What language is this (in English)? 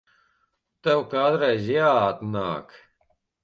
Latvian